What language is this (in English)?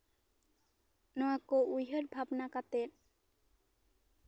Santali